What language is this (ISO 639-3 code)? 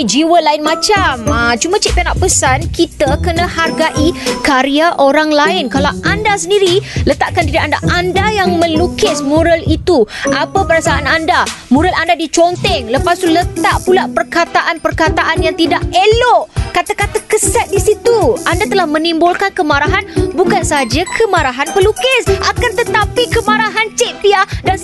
msa